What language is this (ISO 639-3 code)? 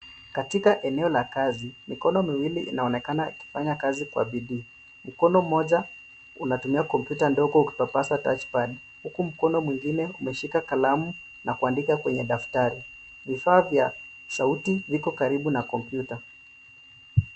swa